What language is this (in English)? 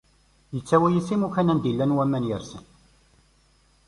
Kabyle